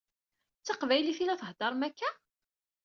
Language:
Kabyle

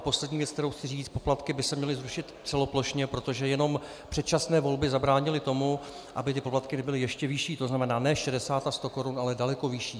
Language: Czech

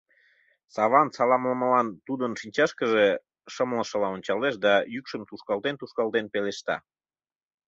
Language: Mari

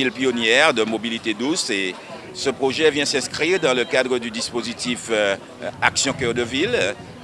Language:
French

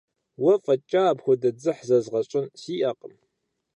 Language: Kabardian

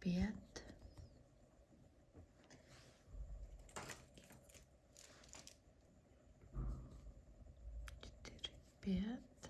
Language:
Czech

